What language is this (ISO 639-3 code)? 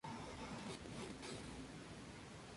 spa